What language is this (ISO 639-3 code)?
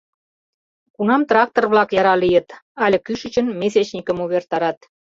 chm